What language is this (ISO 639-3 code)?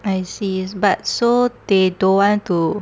eng